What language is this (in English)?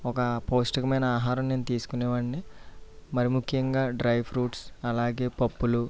Telugu